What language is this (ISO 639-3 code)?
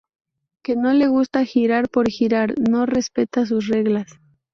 spa